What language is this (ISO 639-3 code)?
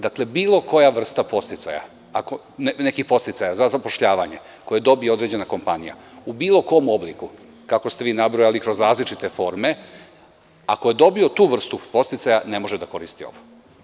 srp